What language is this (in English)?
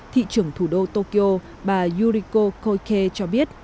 Vietnamese